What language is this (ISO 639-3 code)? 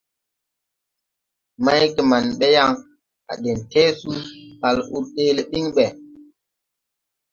tui